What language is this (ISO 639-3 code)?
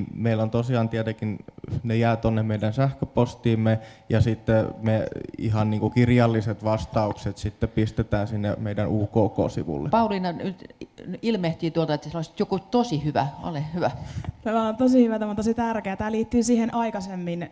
fin